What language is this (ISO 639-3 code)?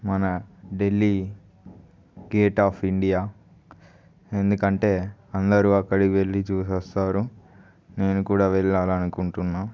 tel